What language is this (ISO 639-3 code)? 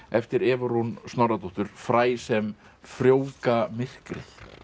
isl